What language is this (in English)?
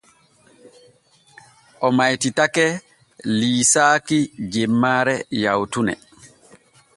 Borgu Fulfulde